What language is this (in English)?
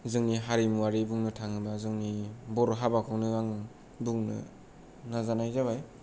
Bodo